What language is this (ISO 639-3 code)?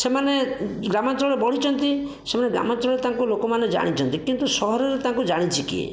ori